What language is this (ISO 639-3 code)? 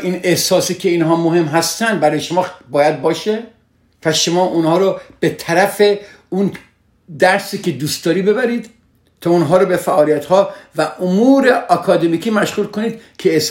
fas